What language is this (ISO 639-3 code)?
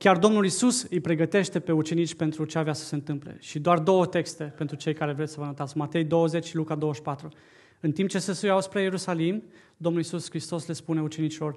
ron